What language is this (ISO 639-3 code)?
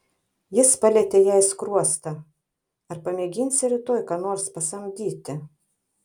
lit